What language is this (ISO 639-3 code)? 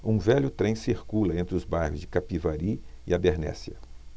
por